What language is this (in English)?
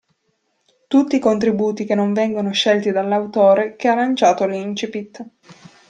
Italian